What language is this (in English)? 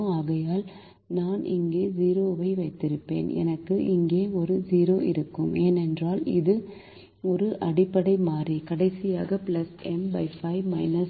Tamil